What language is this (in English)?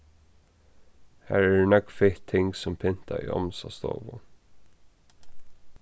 Faroese